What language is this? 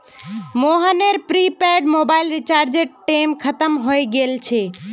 Magahi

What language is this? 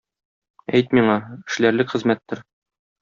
Tatar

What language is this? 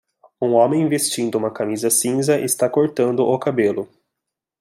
Portuguese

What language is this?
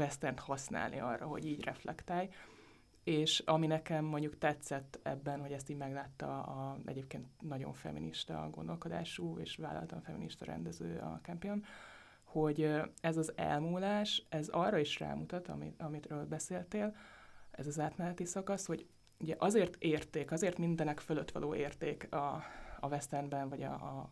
Hungarian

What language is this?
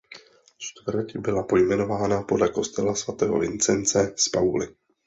Czech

